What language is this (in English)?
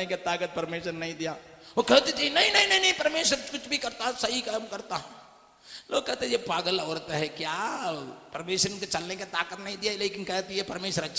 Hindi